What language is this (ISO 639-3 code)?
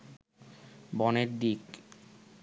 ben